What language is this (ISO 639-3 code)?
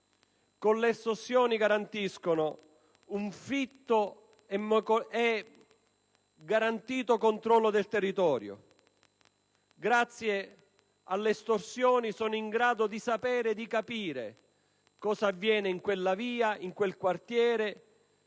ita